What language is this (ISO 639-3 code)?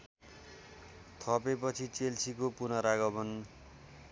nep